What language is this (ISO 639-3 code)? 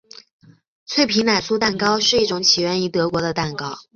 zho